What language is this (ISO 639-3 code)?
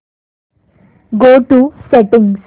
mar